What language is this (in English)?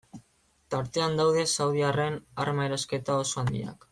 Basque